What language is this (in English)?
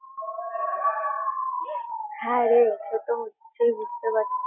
Bangla